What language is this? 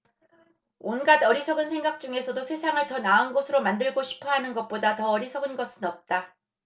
Korean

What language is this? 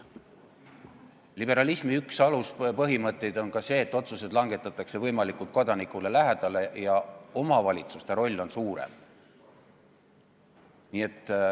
Estonian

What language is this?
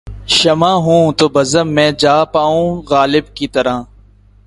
Urdu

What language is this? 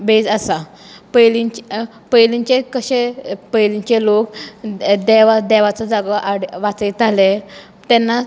Konkani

